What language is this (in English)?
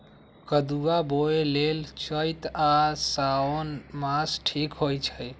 Magahi